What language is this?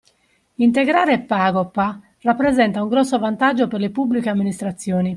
Italian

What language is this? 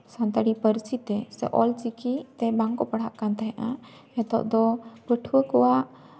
Santali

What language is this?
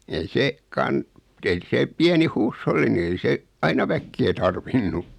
Finnish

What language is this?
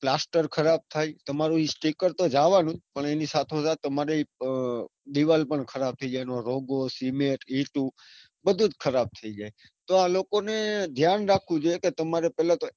Gujarati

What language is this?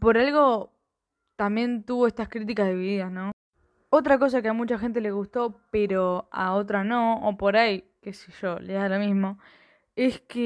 Spanish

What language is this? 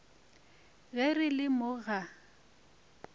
Northern Sotho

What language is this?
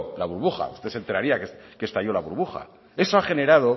Spanish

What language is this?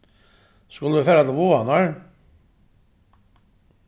Faroese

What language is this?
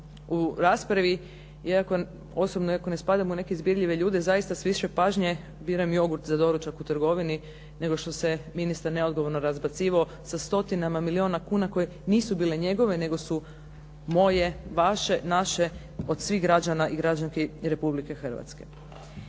Croatian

